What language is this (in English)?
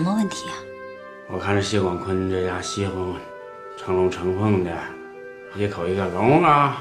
Chinese